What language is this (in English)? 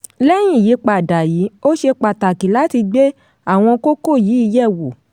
Yoruba